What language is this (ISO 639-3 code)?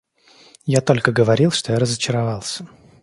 rus